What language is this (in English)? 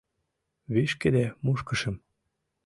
Mari